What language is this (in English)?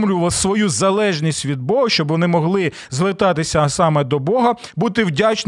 Ukrainian